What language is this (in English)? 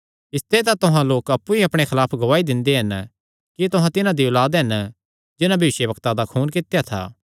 Kangri